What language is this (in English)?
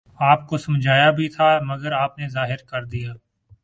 Urdu